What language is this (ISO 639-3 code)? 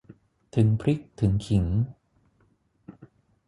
tha